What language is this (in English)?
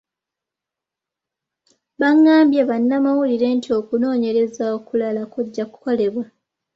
Ganda